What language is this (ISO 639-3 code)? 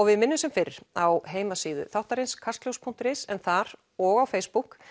isl